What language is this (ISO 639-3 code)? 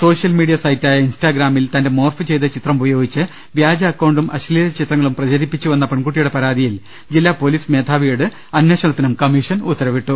mal